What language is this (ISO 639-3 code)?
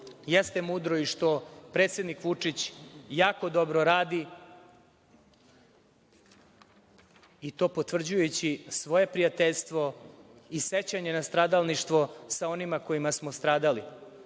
srp